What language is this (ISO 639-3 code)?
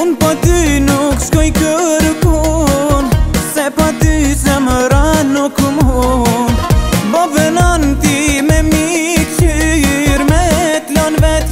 nld